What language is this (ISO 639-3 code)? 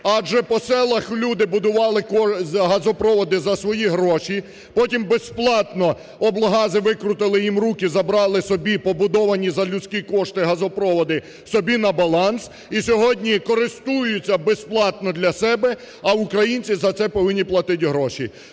ukr